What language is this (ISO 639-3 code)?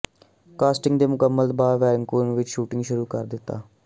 pan